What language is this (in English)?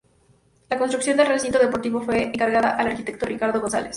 Spanish